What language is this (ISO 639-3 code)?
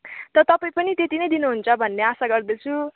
nep